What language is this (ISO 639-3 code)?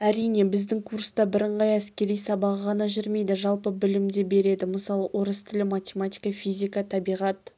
kaz